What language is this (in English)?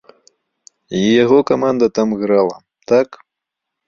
Belarusian